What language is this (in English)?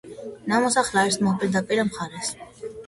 Georgian